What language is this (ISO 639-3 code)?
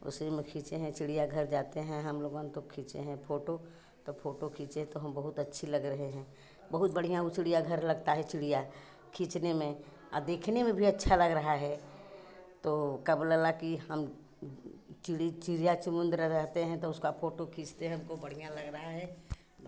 hin